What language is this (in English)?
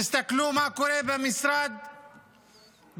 Hebrew